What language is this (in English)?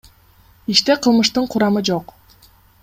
Kyrgyz